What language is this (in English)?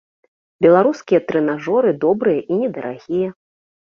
Belarusian